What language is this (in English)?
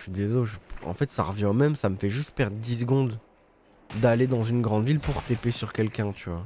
French